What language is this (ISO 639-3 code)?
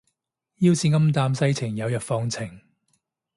yue